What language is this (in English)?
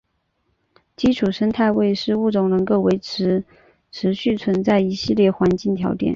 Chinese